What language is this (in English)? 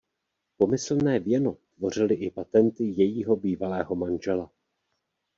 Czech